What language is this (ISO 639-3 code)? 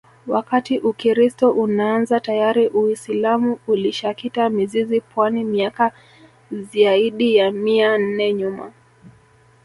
swa